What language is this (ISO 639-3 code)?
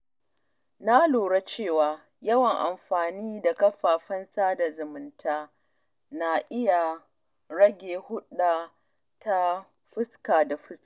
hau